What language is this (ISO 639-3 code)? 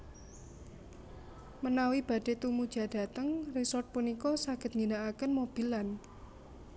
jav